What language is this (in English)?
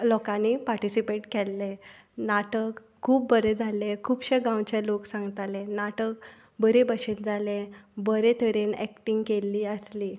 Konkani